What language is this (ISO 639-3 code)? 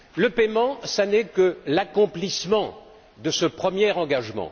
fra